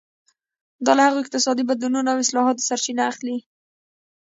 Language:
Pashto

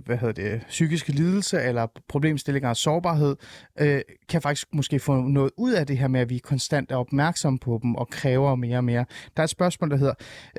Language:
Danish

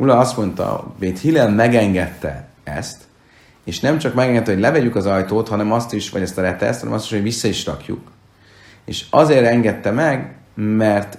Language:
Hungarian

